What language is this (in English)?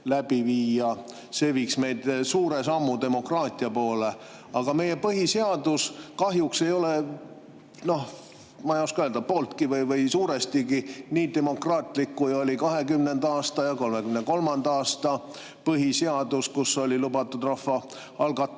Estonian